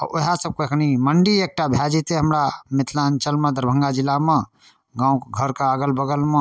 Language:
Maithili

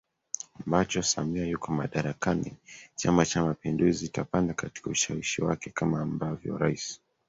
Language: Swahili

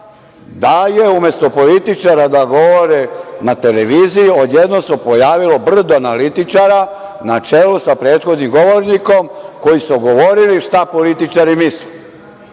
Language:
Serbian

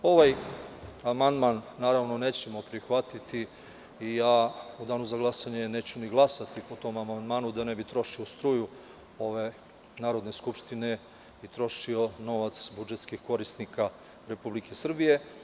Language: Serbian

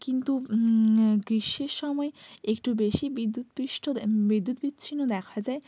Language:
Bangla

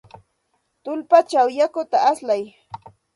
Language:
Santa Ana de Tusi Pasco Quechua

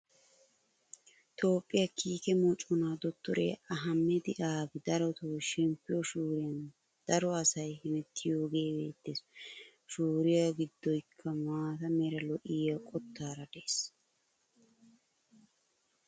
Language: Wolaytta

